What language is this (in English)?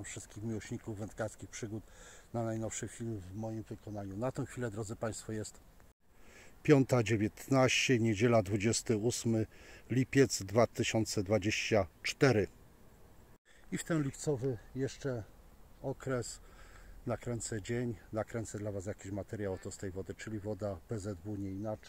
Polish